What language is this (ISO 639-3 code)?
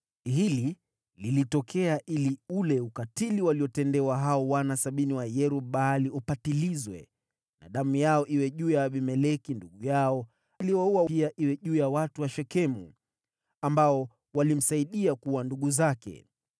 swa